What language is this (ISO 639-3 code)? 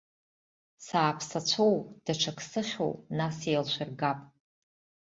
abk